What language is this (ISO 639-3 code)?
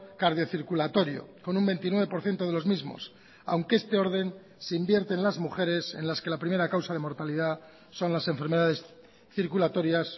spa